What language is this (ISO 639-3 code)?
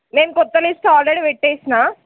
tel